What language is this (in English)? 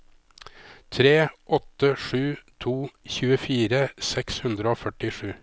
Norwegian